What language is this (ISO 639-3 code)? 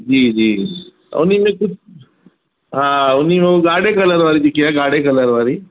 snd